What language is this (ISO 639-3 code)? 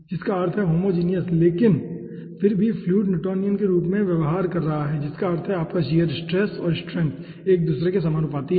hin